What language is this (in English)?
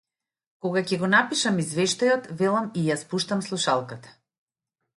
Macedonian